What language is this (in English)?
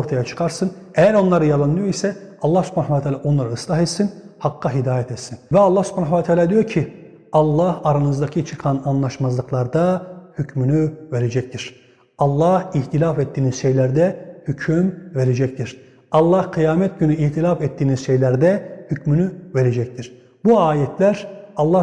Turkish